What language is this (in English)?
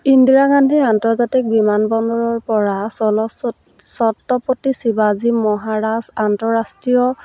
Assamese